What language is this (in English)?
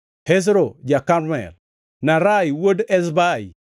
Luo (Kenya and Tanzania)